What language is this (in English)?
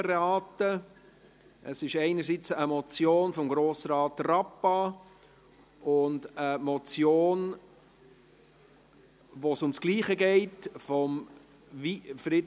Swiss German